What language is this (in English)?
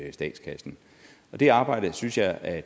Danish